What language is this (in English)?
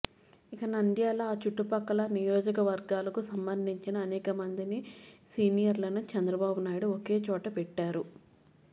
Telugu